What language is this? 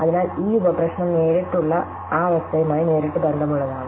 Malayalam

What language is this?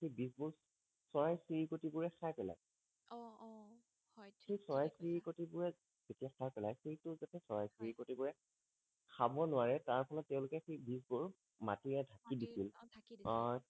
Assamese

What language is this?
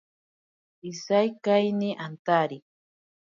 Ashéninka Perené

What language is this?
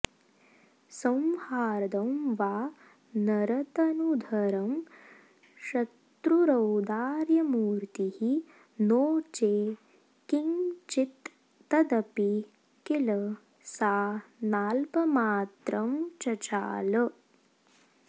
Sanskrit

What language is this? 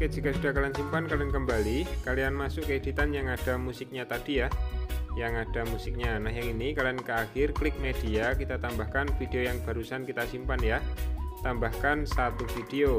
Indonesian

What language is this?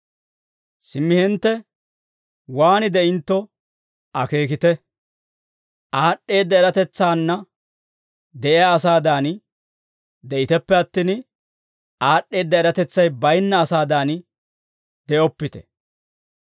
Dawro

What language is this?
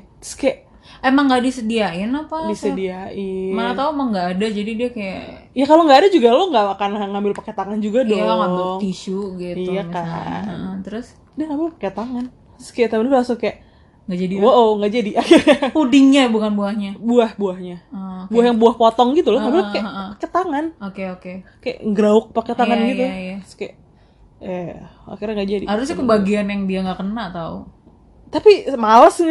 Indonesian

